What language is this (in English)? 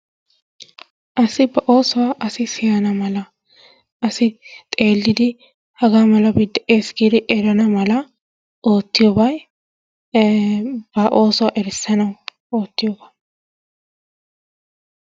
Wolaytta